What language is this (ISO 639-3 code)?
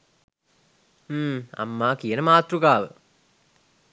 sin